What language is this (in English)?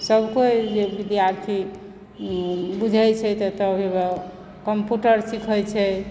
Maithili